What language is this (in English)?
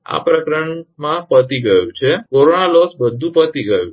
Gujarati